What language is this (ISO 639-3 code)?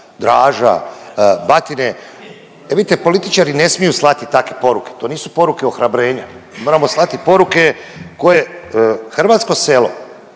hrv